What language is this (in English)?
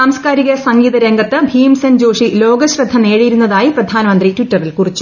Malayalam